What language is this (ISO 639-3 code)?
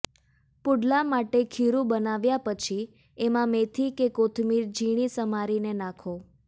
guj